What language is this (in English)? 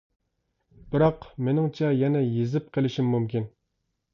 Uyghur